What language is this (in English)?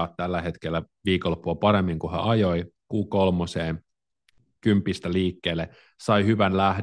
Finnish